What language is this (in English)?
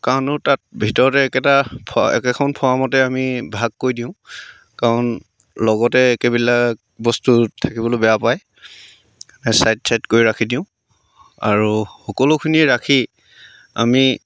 Assamese